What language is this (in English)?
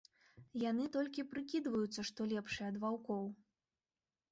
Belarusian